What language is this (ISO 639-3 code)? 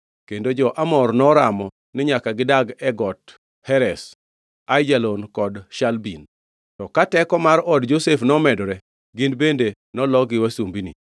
luo